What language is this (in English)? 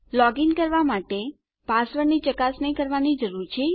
Gujarati